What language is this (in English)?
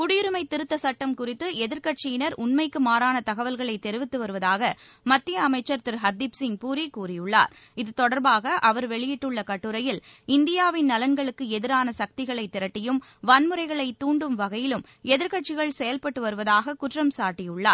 Tamil